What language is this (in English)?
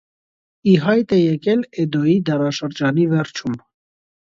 Armenian